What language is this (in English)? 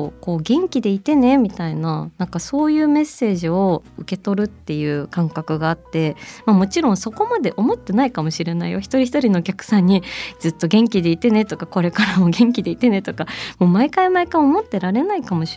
Japanese